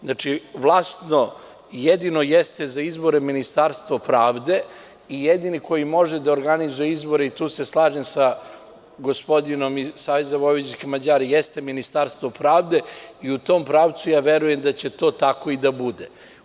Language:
Serbian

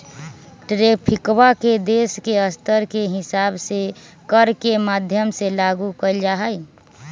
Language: Magahi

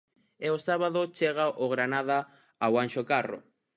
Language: Galician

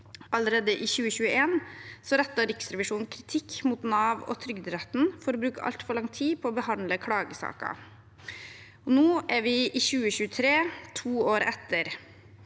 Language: Norwegian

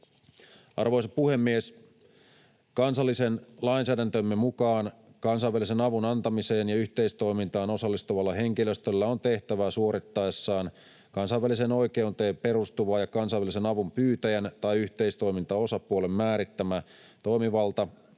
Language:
Finnish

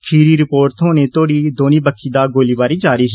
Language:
Dogri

